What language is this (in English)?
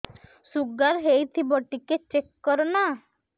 Odia